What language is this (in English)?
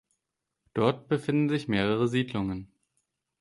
German